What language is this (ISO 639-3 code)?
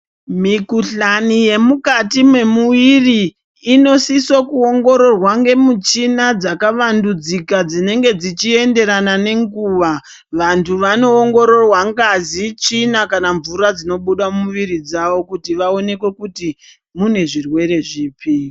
ndc